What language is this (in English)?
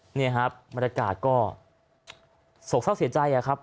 Thai